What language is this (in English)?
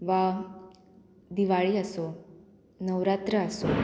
Konkani